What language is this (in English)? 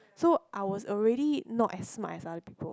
English